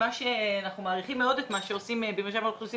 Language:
Hebrew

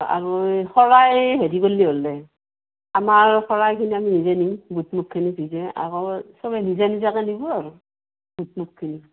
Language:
Assamese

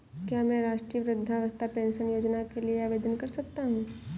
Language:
Hindi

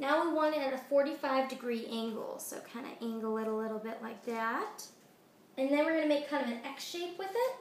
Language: English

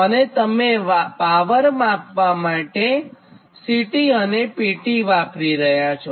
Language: Gujarati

